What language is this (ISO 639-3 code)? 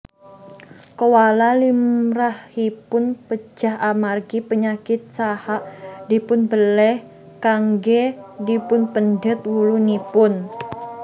jav